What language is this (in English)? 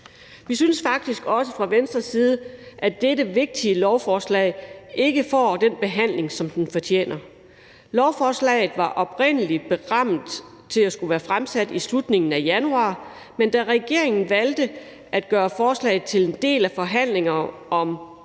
Danish